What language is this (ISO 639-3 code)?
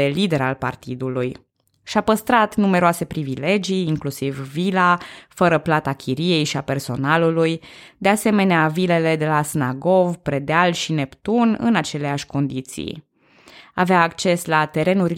ron